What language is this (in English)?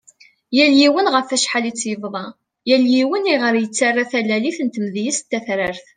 Kabyle